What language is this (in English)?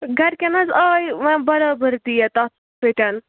Kashmiri